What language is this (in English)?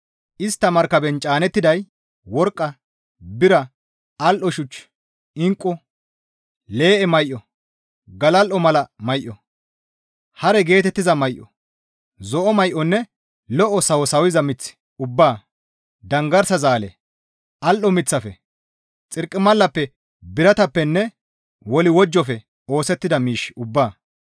Gamo